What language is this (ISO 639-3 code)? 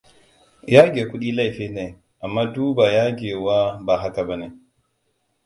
hau